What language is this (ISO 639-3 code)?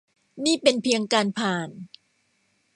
tha